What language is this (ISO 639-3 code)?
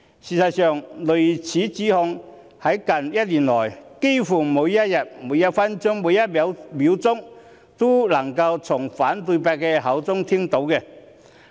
yue